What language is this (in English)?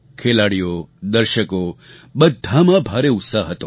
Gujarati